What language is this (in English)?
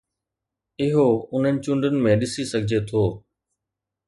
Sindhi